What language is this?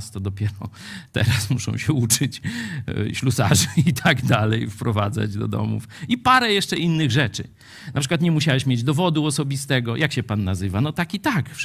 Polish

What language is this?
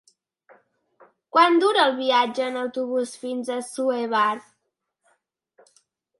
Catalan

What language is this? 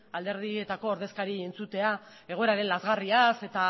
Basque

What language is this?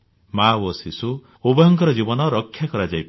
Odia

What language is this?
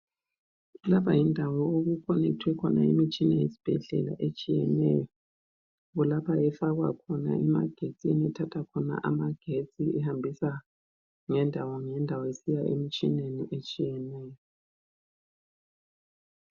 North Ndebele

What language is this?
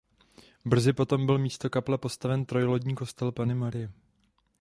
Czech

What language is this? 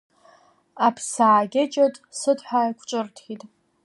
Abkhazian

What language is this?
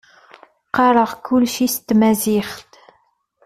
Kabyle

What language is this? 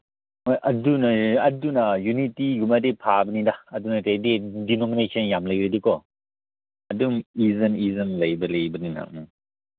Manipuri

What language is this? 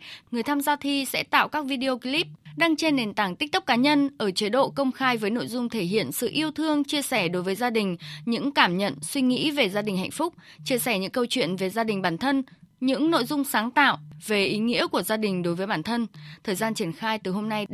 Vietnamese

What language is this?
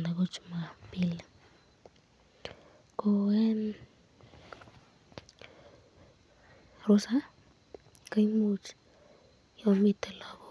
Kalenjin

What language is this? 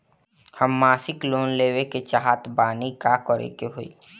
Bhojpuri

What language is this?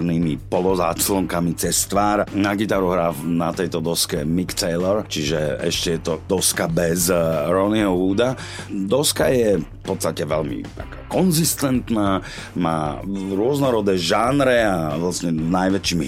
Slovak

